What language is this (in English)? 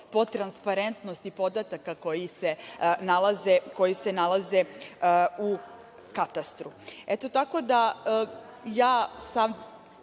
Serbian